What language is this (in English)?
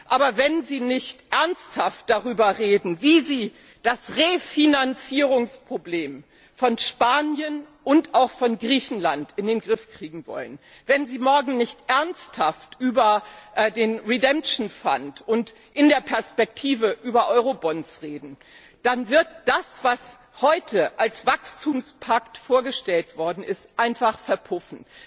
German